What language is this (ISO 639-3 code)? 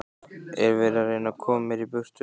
isl